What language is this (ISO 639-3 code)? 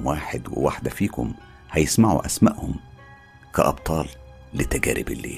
ara